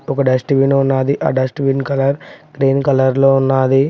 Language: Telugu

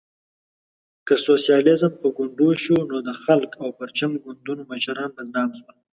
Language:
Pashto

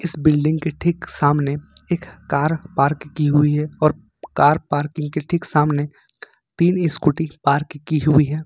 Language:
Hindi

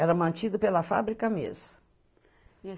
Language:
Portuguese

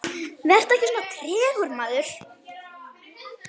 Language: Icelandic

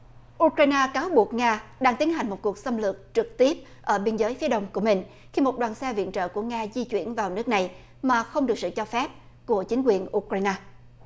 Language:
Vietnamese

